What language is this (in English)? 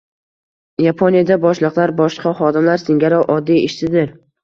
Uzbek